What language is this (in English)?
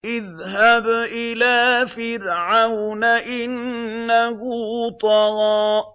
Arabic